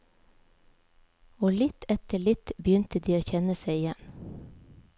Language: Norwegian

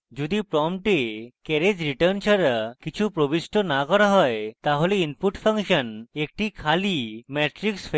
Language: Bangla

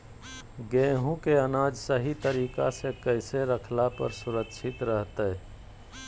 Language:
Magahi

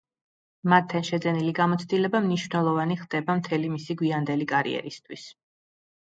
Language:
Georgian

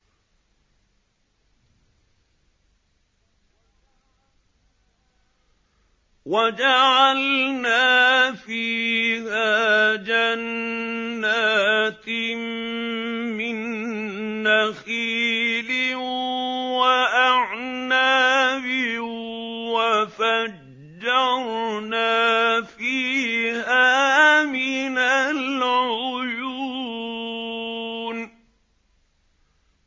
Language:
Arabic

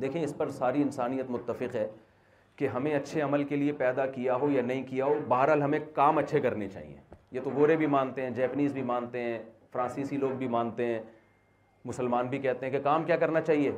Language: Urdu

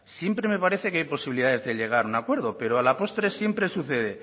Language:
Spanish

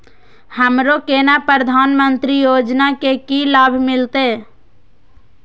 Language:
Maithili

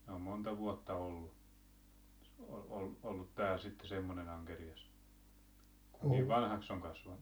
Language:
Finnish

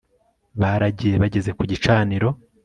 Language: Kinyarwanda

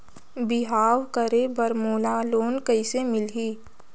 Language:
Chhattisgarhi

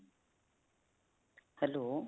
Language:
Punjabi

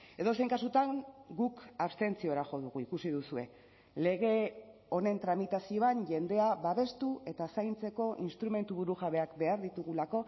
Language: Basque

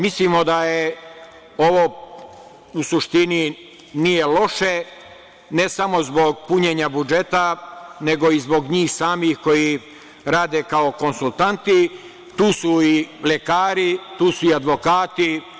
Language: Serbian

